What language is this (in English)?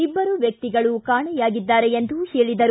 Kannada